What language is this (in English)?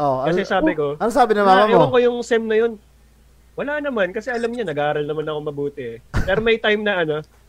Filipino